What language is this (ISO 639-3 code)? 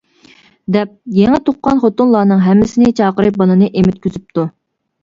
uig